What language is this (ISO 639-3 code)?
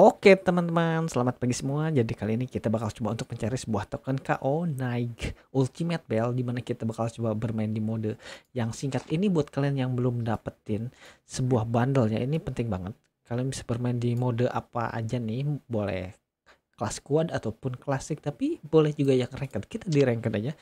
ind